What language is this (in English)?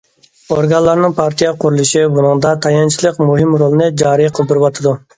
Uyghur